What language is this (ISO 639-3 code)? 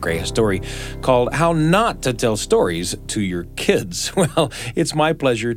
eng